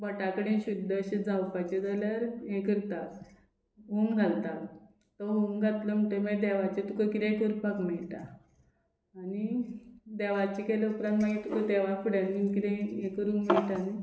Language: Konkani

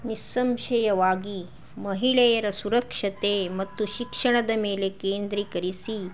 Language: Kannada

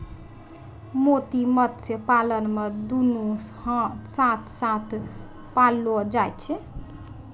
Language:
Maithili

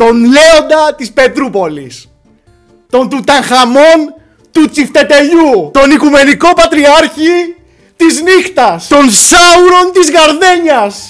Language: Greek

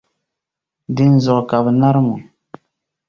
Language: Dagbani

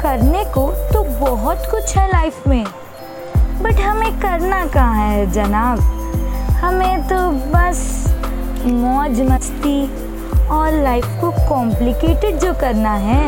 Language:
Hindi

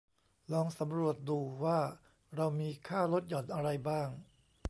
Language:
Thai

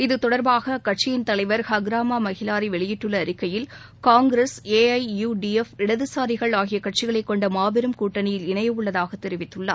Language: Tamil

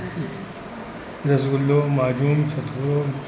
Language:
Sindhi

